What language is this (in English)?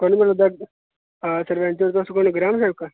Dogri